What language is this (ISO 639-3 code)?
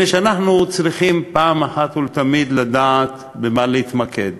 heb